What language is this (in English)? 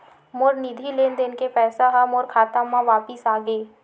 Chhattisgarhi